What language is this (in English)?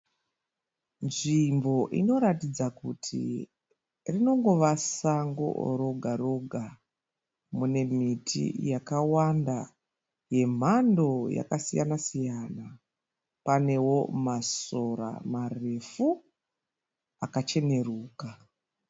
Shona